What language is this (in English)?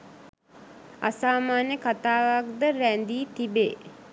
Sinhala